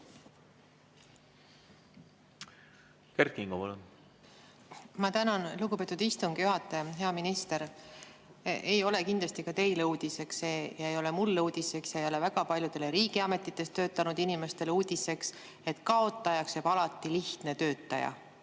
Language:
Estonian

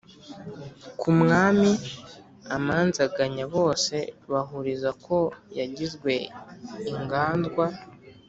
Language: Kinyarwanda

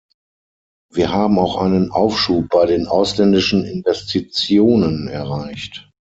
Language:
German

